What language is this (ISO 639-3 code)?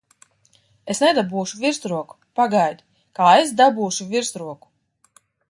lav